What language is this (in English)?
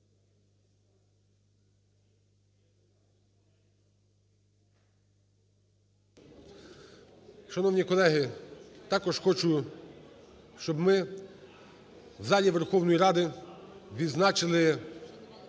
Ukrainian